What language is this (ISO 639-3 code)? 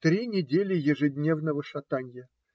rus